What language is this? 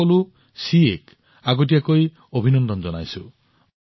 Assamese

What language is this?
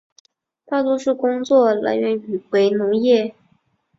Chinese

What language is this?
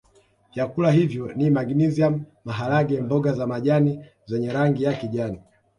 Swahili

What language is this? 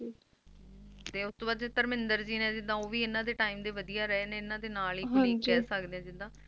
Punjabi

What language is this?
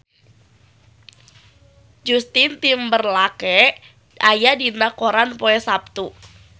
Sundanese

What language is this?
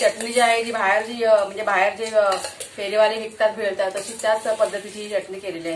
Hindi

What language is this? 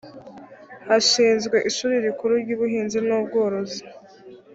Kinyarwanda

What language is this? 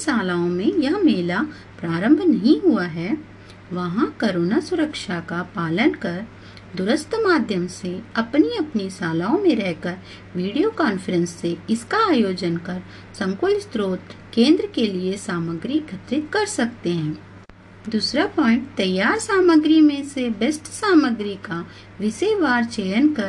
Hindi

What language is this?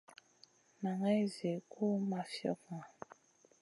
Masana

